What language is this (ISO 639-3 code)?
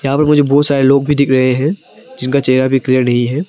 hin